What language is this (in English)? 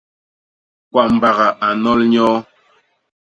Basaa